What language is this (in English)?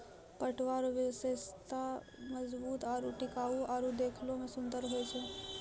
Maithili